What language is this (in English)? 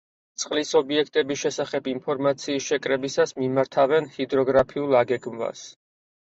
Georgian